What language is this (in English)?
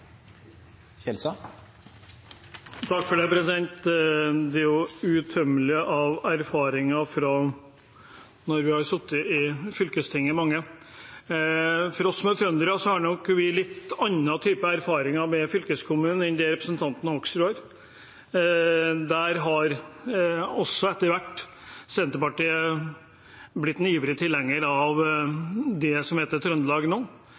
Norwegian Bokmål